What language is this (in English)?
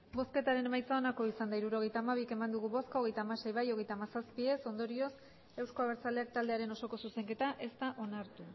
Basque